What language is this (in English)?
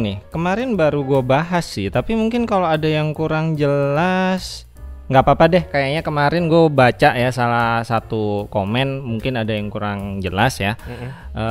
Indonesian